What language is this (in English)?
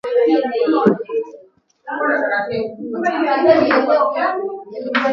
Swahili